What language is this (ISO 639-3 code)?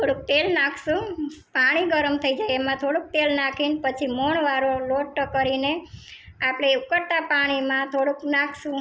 guj